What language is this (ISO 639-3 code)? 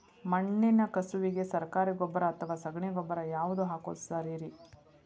kan